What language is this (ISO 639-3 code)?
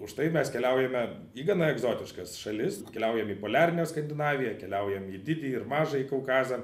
lit